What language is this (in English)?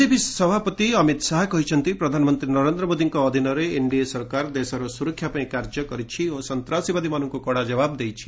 Odia